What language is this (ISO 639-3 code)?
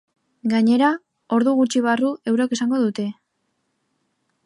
eus